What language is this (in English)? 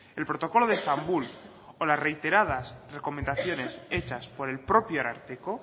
Spanish